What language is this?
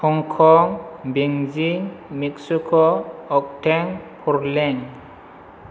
Bodo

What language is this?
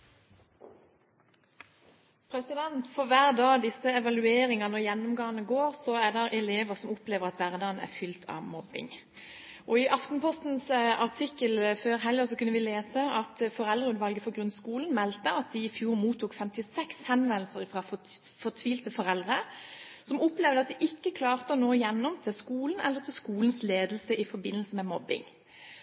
Norwegian Bokmål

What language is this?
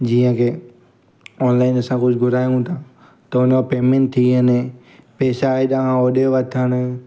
Sindhi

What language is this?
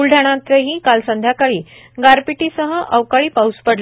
Marathi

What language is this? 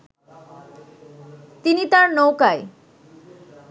Bangla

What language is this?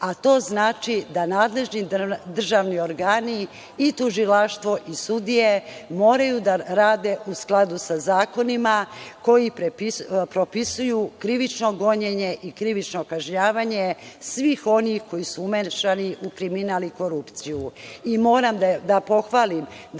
Serbian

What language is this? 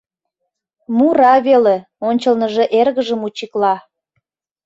Mari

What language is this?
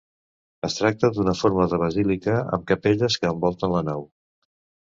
Catalan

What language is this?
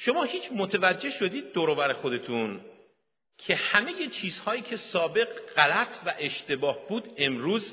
Persian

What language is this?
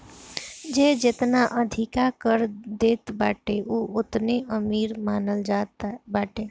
Bhojpuri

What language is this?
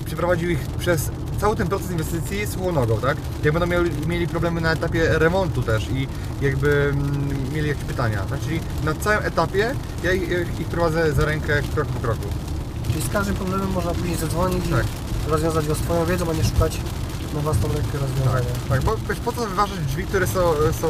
Polish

